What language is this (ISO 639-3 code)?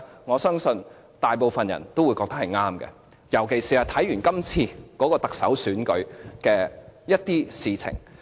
yue